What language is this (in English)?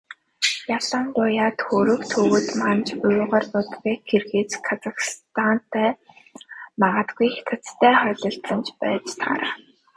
Mongolian